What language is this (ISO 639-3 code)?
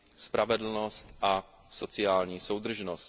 ces